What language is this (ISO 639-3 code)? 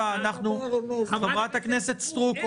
heb